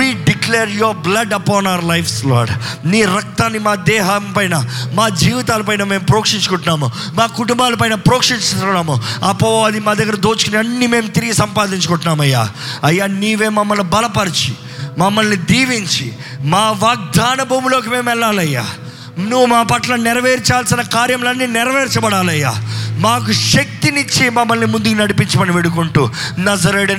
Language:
Telugu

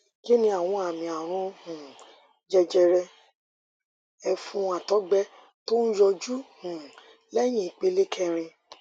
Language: Yoruba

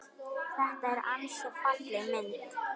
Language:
Icelandic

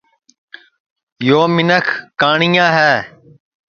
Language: Sansi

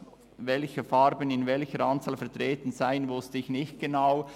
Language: Swiss German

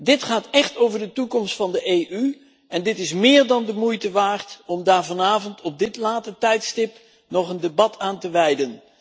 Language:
Dutch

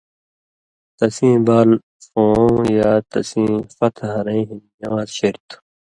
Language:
Indus Kohistani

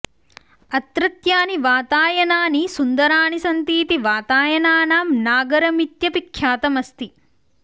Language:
Sanskrit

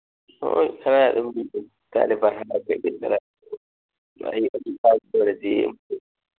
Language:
Manipuri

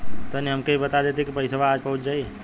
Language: Bhojpuri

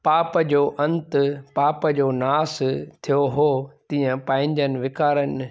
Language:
Sindhi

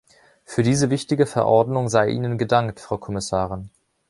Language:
German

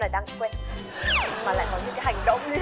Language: Vietnamese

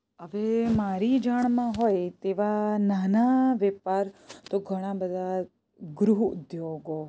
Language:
Gujarati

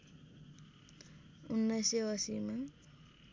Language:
Nepali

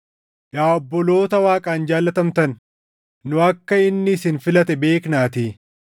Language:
Oromo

